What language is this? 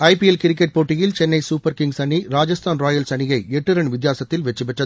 Tamil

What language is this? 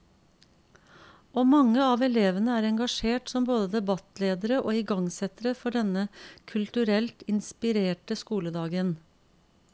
Norwegian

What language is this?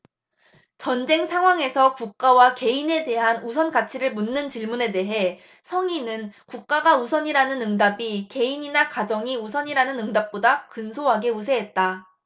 Korean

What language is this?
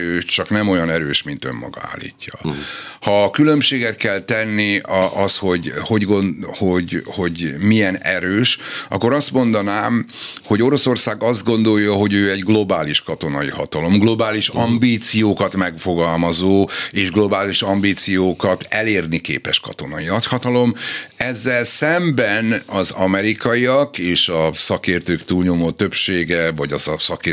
Hungarian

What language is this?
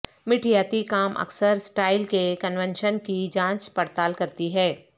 Urdu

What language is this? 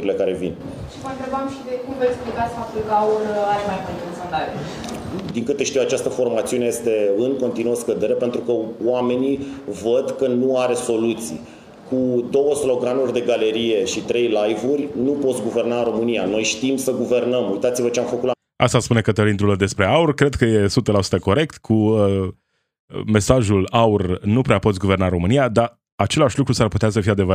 Romanian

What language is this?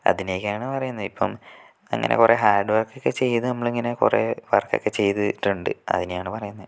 Malayalam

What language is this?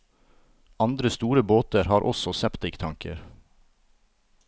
Norwegian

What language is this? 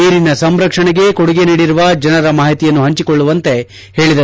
Kannada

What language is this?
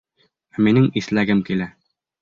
Bashkir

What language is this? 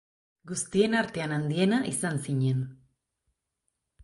Basque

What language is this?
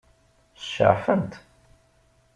Kabyle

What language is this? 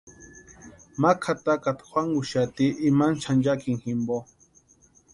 Western Highland Purepecha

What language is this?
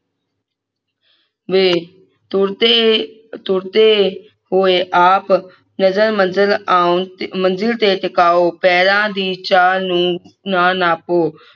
Punjabi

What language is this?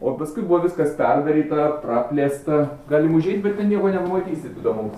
Lithuanian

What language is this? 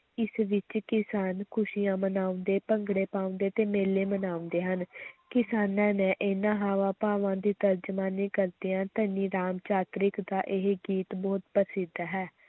Punjabi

